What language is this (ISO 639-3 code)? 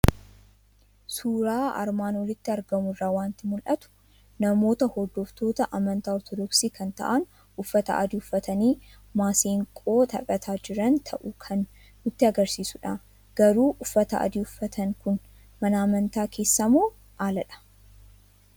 orm